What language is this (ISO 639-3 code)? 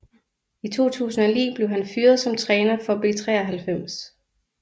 dan